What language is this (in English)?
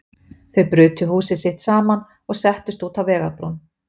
Icelandic